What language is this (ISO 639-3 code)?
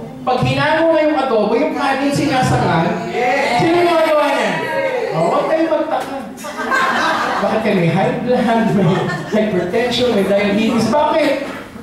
fil